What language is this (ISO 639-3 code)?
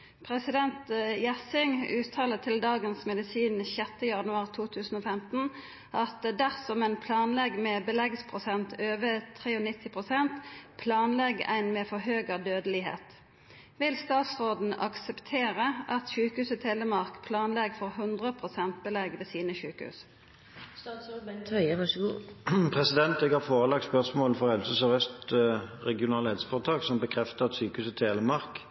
nor